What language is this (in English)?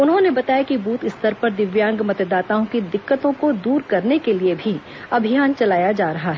Hindi